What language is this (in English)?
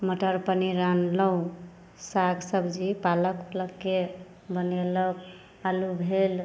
Maithili